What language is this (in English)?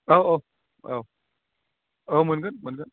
Bodo